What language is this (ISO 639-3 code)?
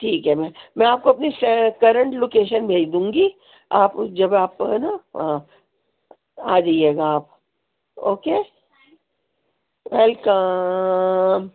urd